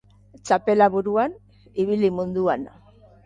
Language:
Basque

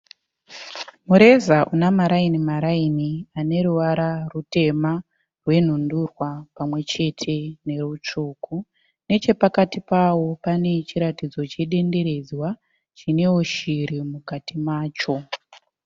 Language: Shona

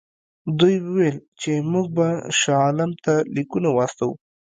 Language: Pashto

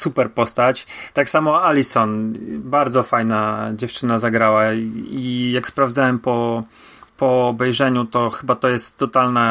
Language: Polish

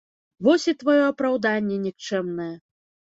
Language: Belarusian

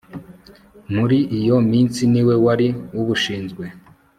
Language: Kinyarwanda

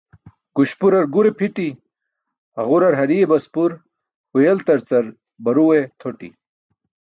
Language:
Burushaski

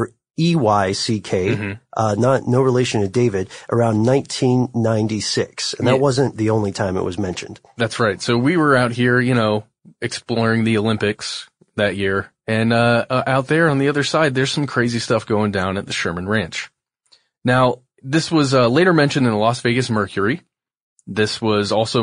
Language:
English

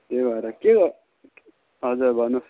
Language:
Nepali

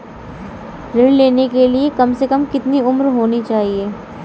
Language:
Hindi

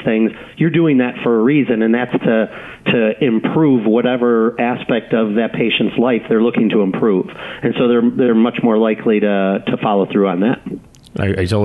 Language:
English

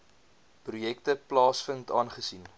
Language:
Afrikaans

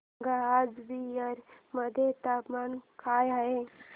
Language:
Marathi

